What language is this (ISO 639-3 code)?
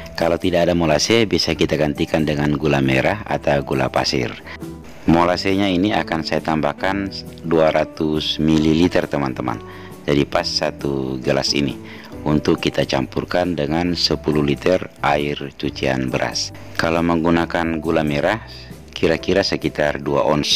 ind